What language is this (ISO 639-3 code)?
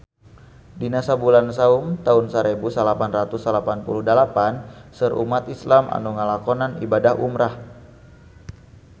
sun